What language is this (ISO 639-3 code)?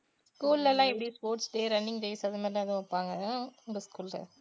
tam